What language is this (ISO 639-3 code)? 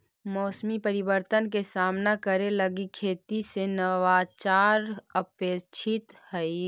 mag